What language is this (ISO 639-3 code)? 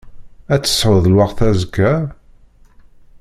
kab